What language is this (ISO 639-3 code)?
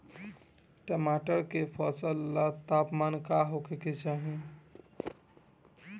bho